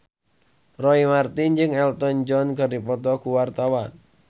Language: Sundanese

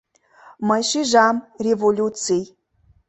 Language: Mari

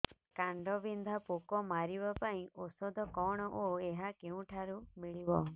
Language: Odia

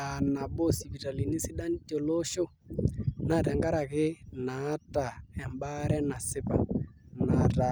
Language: Masai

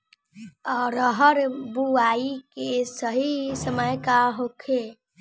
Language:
Bhojpuri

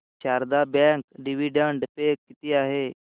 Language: Marathi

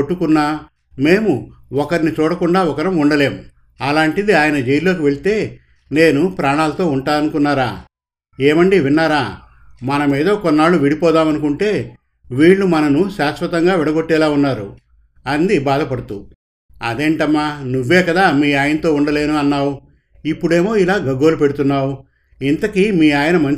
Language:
Telugu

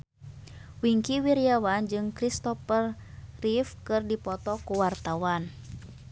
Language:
Sundanese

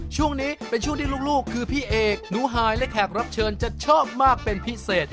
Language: Thai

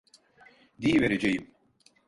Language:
Turkish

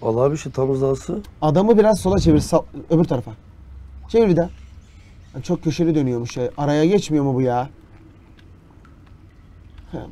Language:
Turkish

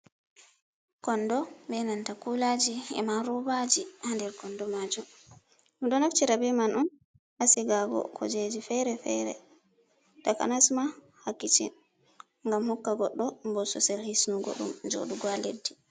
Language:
Fula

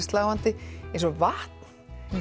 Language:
Icelandic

